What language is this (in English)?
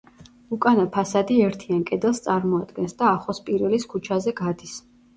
Georgian